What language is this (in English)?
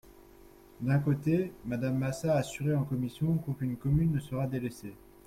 French